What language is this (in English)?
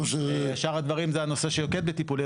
Hebrew